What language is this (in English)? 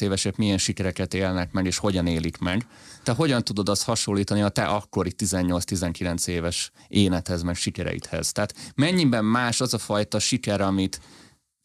Hungarian